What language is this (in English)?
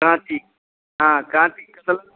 Hindi